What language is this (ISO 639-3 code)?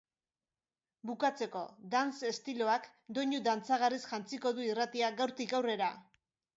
eus